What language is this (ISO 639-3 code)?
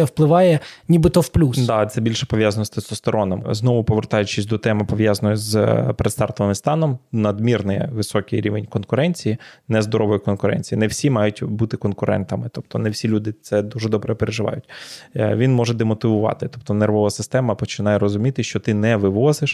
ukr